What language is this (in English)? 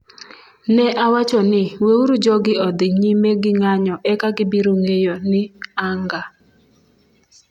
Luo (Kenya and Tanzania)